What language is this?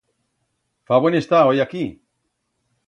Aragonese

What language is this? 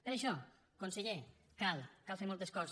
Catalan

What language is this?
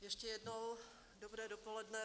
Czech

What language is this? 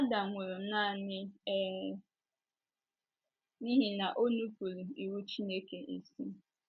Igbo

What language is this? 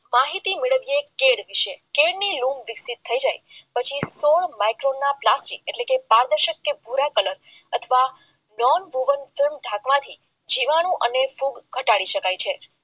Gujarati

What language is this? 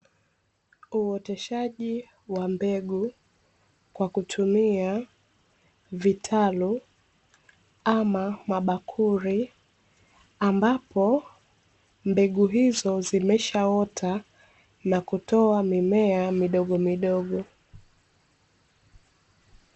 Swahili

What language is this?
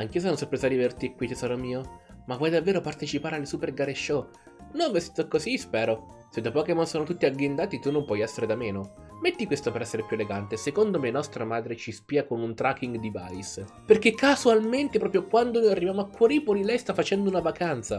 Italian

